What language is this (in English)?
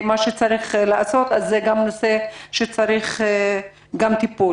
Hebrew